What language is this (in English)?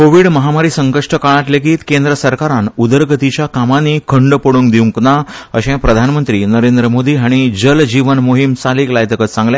Konkani